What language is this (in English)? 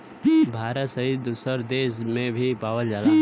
Bhojpuri